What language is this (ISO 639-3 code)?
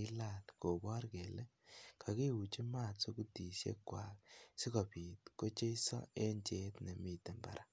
kln